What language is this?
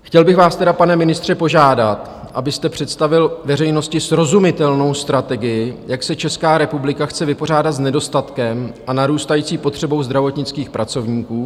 Czech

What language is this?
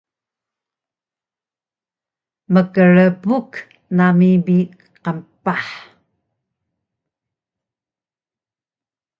Taroko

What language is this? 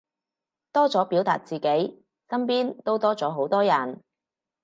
Cantonese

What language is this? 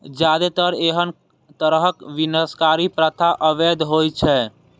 Maithili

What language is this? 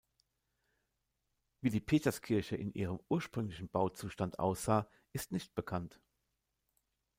German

